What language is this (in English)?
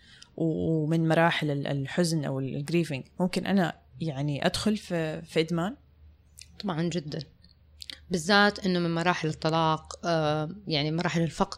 Arabic